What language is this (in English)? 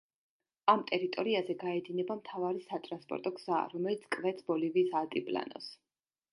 Georgian